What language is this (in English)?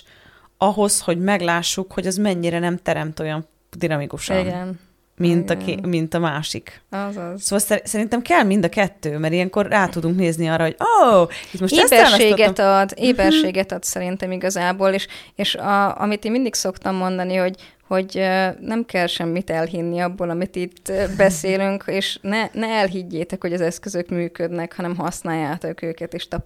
Hungarian